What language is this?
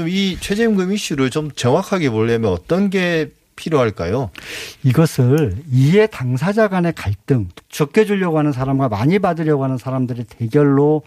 Korean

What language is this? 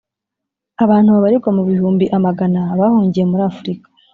Kinyarwanda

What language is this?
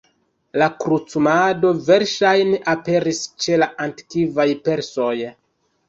Esperanto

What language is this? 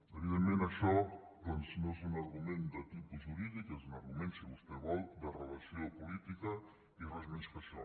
Catalan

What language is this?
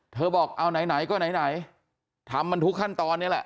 Thai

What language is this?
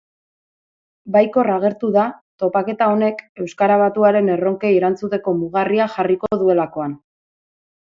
Basque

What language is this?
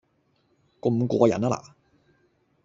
Cantonese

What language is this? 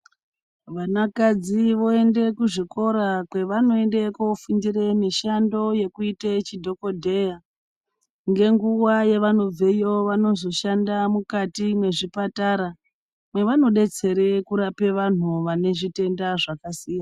Ndau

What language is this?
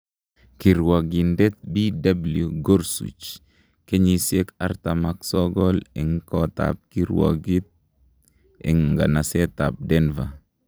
Kalenjin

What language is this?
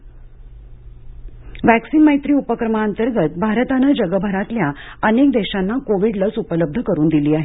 Marathi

